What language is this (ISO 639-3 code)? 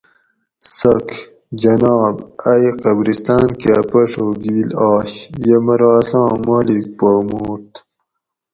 gwc